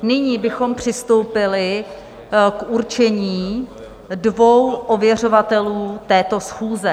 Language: Czech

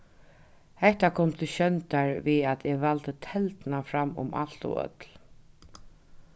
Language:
Faroese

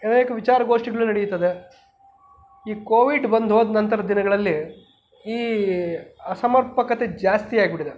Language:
Kannada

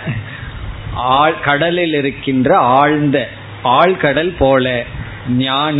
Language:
Tamil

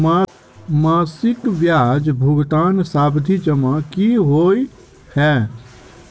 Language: Maithili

